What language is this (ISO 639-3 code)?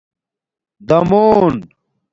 dmk